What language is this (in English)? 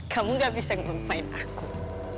Indonesian